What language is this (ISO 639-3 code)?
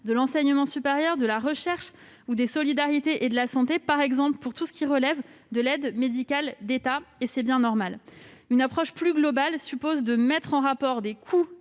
fra